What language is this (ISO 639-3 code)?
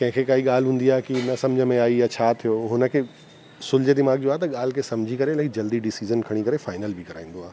snd